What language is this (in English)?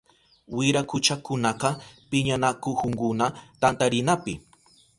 Southern Pastaza Quechua